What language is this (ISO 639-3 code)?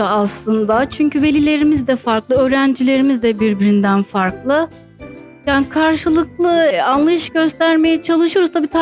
tur